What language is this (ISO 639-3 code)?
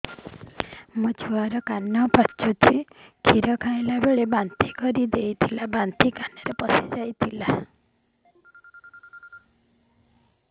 ori